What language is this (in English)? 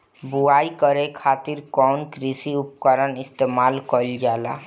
Bhojpuri